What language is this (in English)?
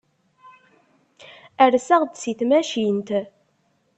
Kabyle